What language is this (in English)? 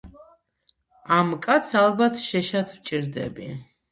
Georgian